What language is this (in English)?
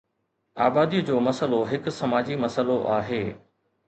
Sindhi